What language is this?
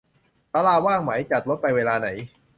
Thai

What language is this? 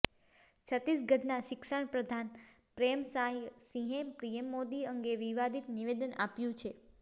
Gujarati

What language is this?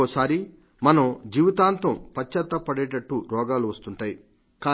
Telugu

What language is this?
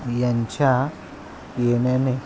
Marathi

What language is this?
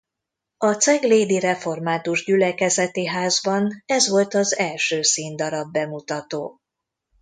Hungarian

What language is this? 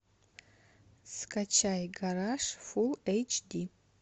Russian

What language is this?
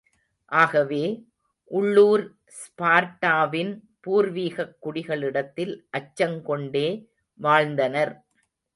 Tamil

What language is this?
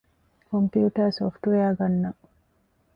Divehi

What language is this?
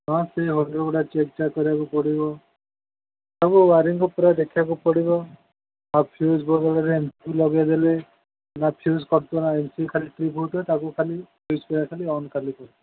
Odia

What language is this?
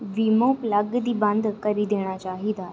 Dogri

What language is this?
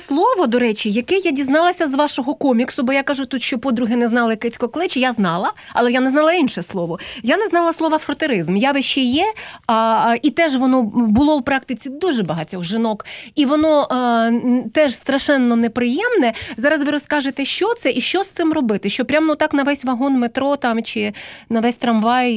Ukrainian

